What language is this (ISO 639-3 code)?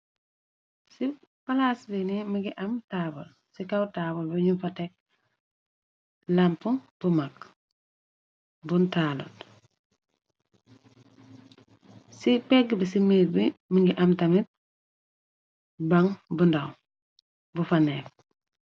wol